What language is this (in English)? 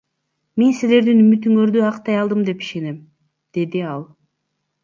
Kyrgyz